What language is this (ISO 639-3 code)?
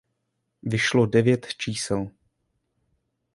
ces